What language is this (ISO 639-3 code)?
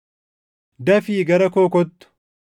orm